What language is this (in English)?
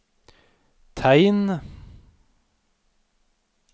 Norwegian